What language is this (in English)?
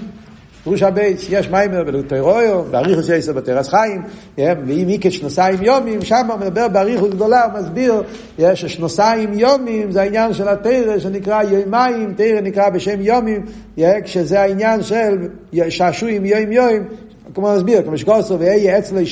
Hebrew